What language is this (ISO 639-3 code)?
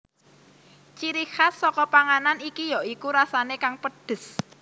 jav